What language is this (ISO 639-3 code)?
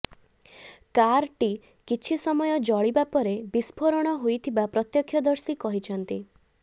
ori